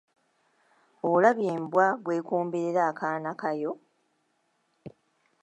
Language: Ganda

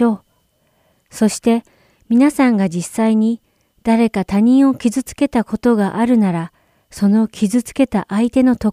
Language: Japanese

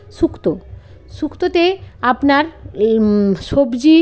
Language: Bangla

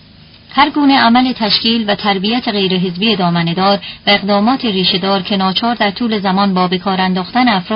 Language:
Persian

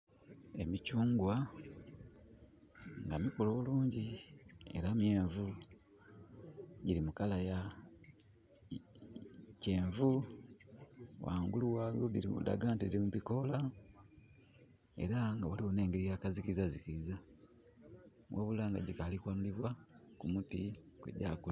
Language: Soga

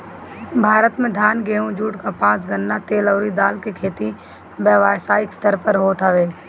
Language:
Bhojpuri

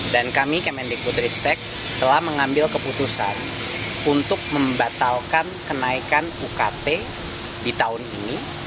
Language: Indonesian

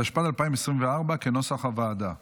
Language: Hebrew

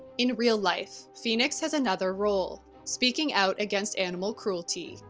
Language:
English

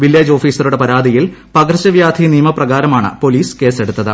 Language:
Malayalam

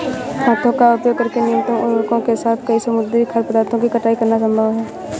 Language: Hindi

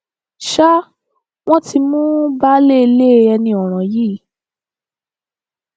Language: Yoruba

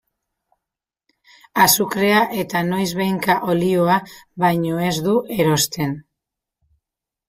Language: Basque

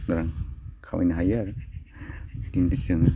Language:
Bodo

